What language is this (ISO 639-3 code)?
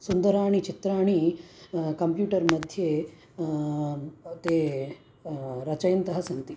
san